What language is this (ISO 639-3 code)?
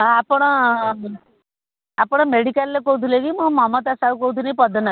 ori